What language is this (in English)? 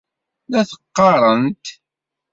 Kabyle